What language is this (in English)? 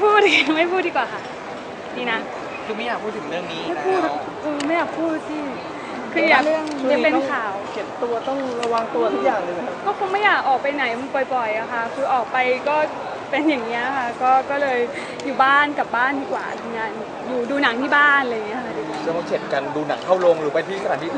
Thai